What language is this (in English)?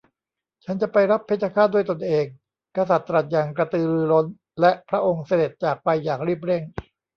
Thai